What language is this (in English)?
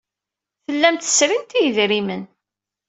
Kabyle